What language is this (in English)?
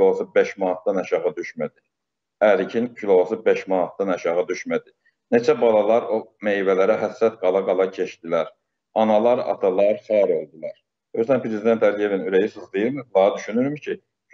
Turkish